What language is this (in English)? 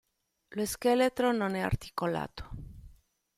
Italian